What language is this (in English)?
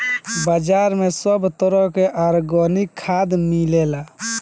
Bhojpuri